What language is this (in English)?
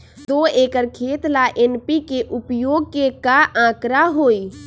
Magahi